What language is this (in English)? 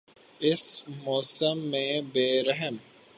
Urdu